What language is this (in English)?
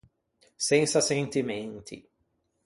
Ligurian